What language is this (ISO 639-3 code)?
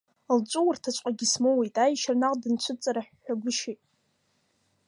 abk